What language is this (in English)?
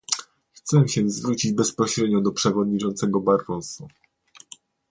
Polish